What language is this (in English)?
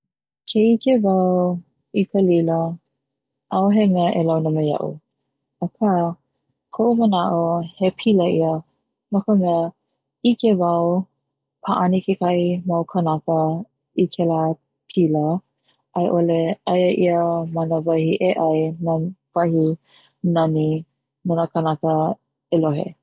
Hawaiian